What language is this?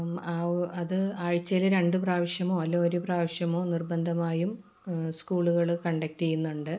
Malayalam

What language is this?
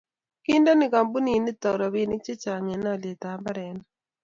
Kalenjin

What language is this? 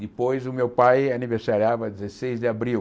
Portuguese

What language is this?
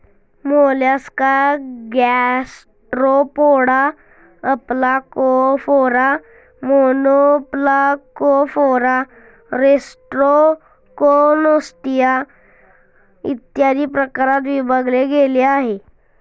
Marathi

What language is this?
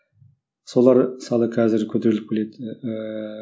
Kazakh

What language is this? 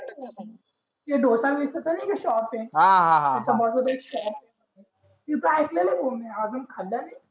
Marathi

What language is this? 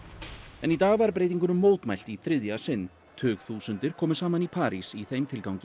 Icelandic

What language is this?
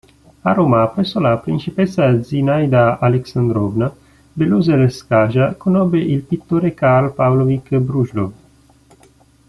Italian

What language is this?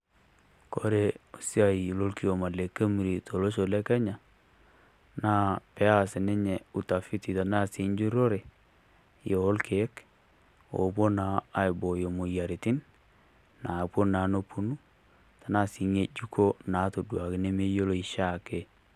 Masai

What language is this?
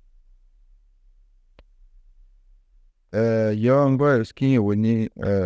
Tedaga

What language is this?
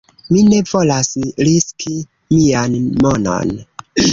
Esperanto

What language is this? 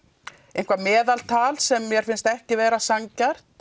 Icelandic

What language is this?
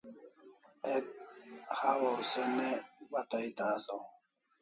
Kalasha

